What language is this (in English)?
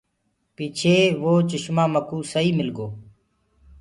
Gurgula